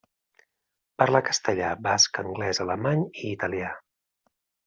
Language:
Catalan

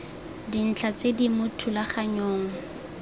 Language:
Tswana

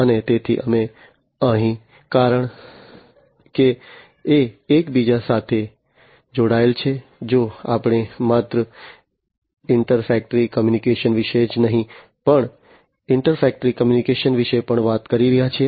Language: Gujarati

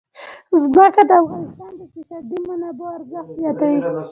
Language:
Pashto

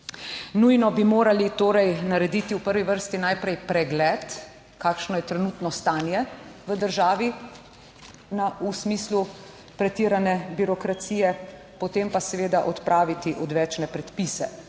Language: Slovenian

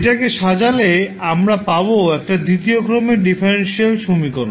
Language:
Bangla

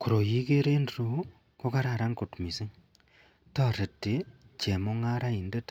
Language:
Kalenjin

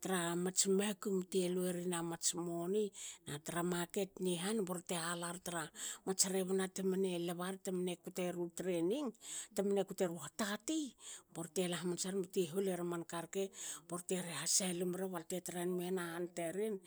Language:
Hakö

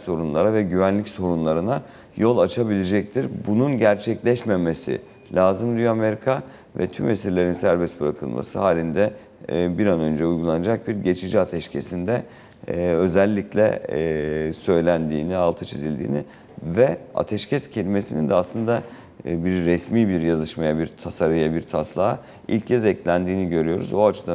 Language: Turkish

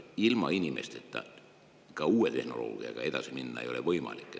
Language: Estonian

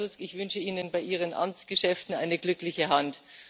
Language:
German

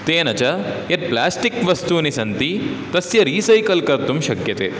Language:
Sanskrit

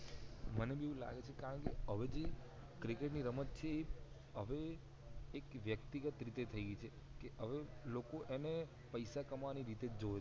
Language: Gujarati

